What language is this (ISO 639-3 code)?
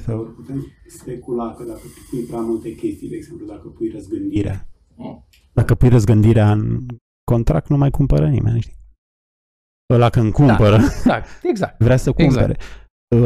ron